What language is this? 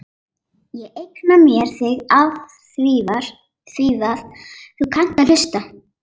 Icelandic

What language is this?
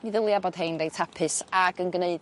Welsh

